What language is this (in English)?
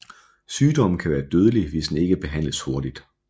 Danish